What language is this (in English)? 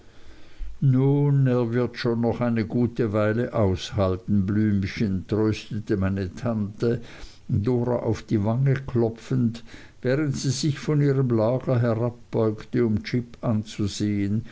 German